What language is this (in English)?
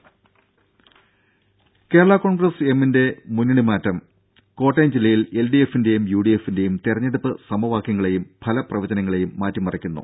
Malayalam